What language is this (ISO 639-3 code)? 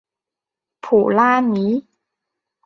zho